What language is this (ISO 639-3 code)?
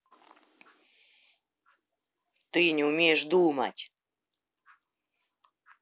rus